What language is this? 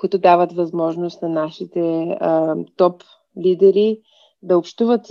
Bulgarian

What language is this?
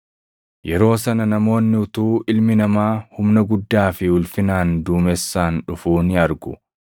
Oromo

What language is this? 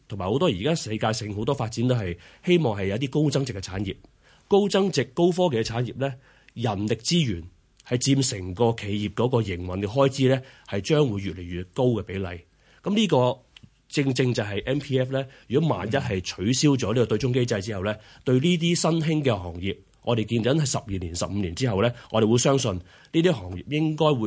Chinese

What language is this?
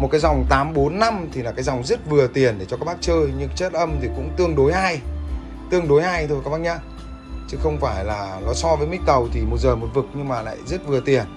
Vietnamese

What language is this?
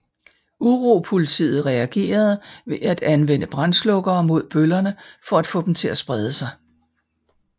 Danish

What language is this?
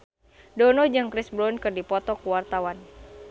Sundanese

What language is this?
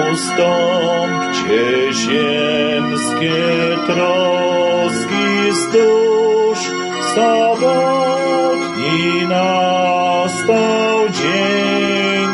Polish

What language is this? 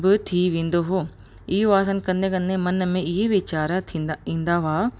Sindhi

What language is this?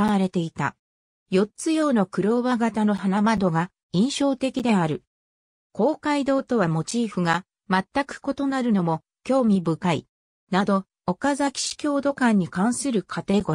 Japanese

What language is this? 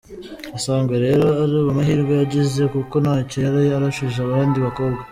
Kinyarwanda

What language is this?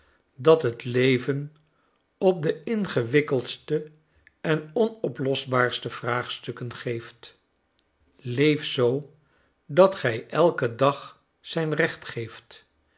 Dutch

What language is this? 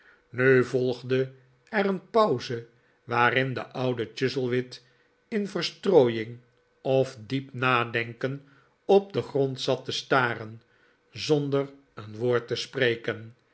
Dutch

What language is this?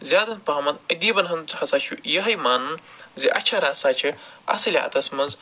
Kashmiri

